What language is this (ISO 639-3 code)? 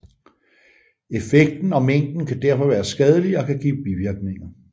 dan